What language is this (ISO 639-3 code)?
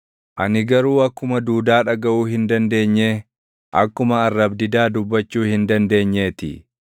orm